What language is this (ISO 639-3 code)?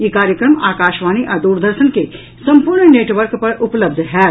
mai